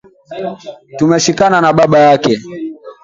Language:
Swahili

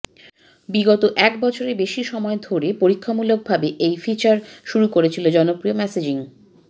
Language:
Bangla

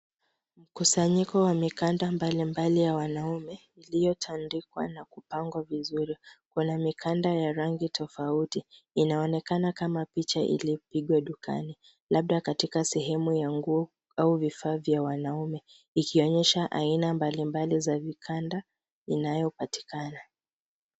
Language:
Swahili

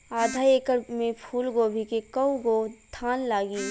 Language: Bhojpuri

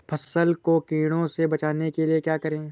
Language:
Hindi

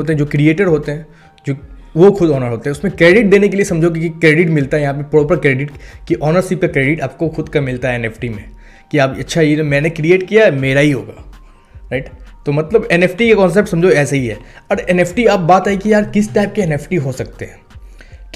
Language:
Hindi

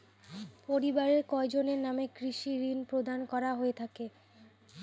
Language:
Bangla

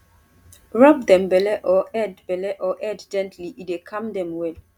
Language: Nigerian Pidgin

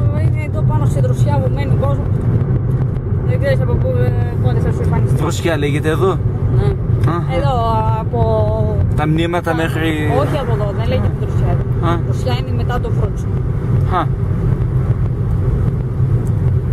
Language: Greek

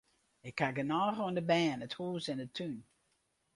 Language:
Western Frisian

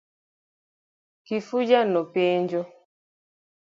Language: Luo (Kenya and Tanzania)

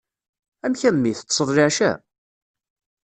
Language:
Kabyle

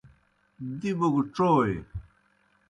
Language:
Kohistani Shina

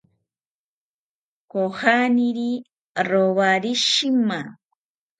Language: South Ucayali Ashéninka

